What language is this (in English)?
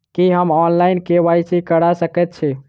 Maithili